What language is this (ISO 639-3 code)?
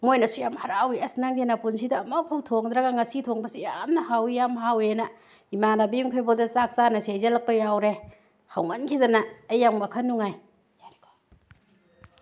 mni